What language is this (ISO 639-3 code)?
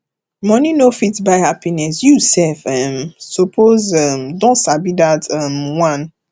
pcm